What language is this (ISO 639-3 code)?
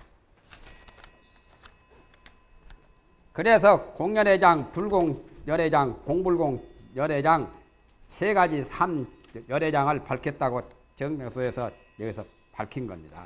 kor